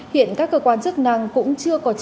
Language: Vietnamese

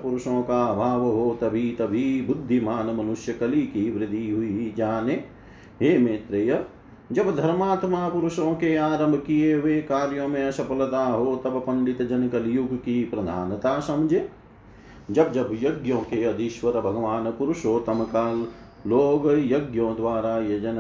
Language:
Hindi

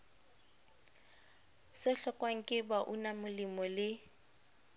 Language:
Southern Sotho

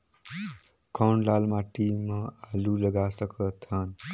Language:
Chhattisgarhi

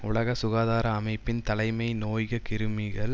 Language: Tamil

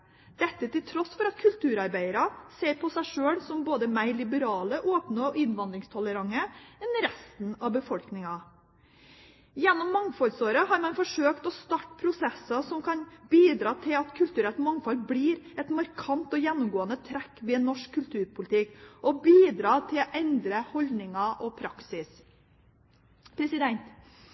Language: Norwegian Bokmål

